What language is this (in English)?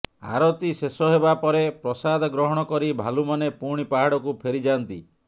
Odia